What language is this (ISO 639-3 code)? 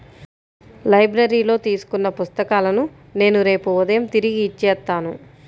tel